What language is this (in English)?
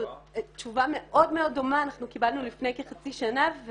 Hebrew